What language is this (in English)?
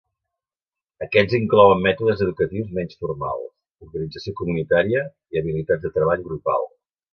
Catalan